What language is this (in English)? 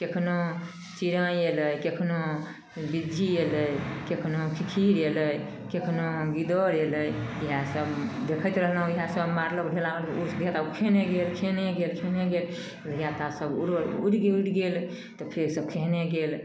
Maithili